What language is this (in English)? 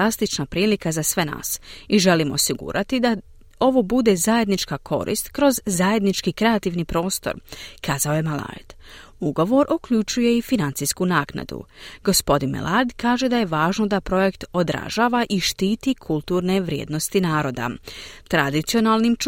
Croatian